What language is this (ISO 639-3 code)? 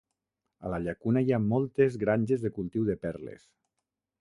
cat